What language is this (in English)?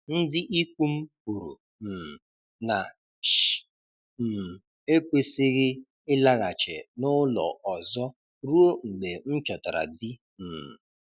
Igbo